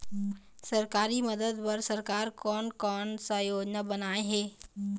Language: Chhattisgarhi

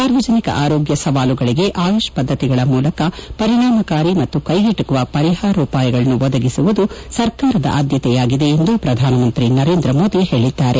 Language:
Kannada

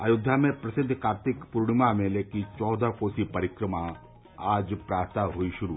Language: Hindi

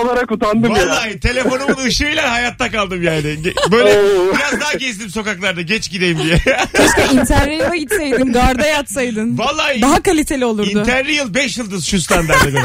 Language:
Turkish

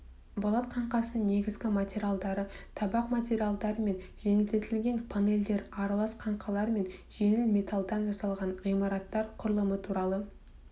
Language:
Kazakh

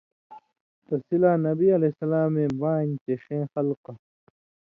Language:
Indus Kohistani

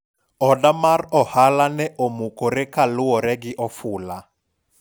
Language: Luo (Kenya and Tanzania)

